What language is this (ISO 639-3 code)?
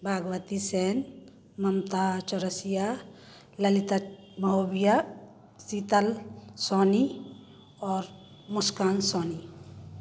hin